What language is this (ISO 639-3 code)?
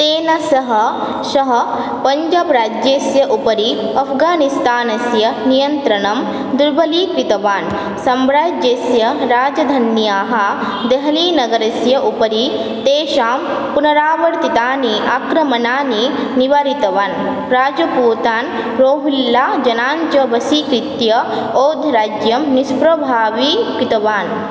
san